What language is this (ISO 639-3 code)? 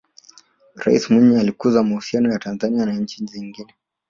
swa